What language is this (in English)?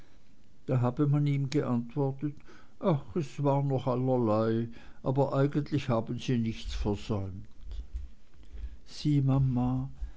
German